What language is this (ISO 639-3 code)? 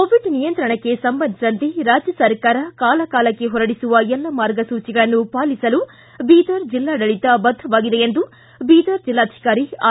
kan